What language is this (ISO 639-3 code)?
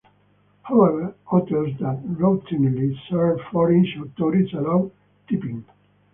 eng